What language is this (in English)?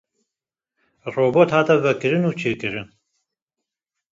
Kurdish